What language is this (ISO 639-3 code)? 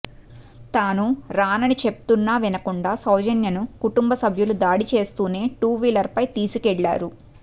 tel